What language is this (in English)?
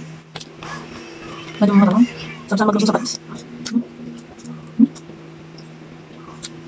Filipino